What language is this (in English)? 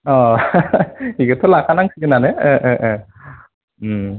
Bodo